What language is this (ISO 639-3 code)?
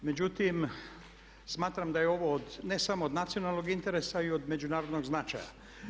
hrv